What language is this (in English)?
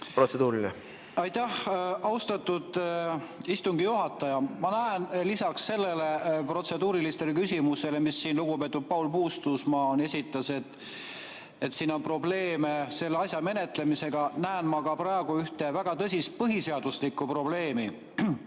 Estonian